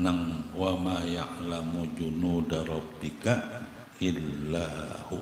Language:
Indonesian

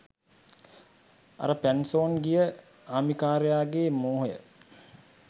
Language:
Sinhala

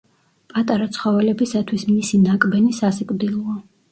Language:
Georgian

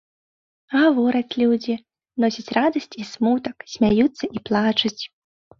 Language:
Belarusian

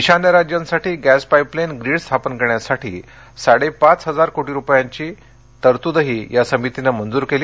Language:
Marathi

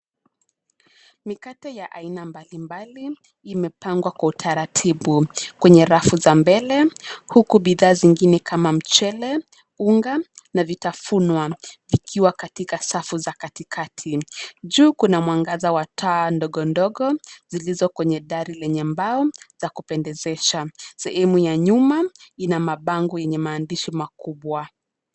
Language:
Swahili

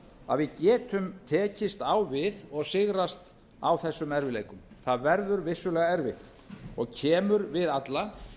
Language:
Icelandic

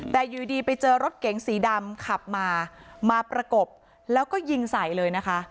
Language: Thai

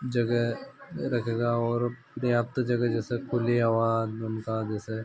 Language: Hindi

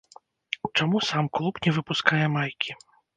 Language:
Belarusian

